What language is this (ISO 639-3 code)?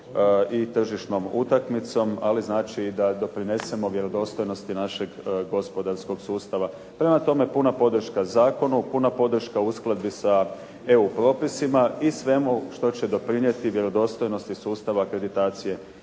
hrv